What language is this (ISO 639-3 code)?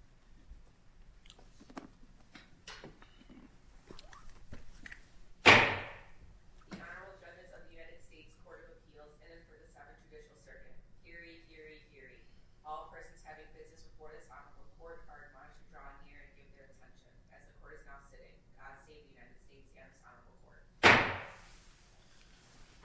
eng